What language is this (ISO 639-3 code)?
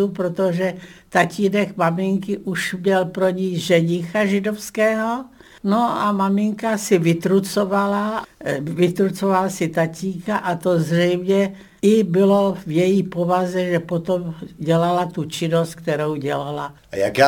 ces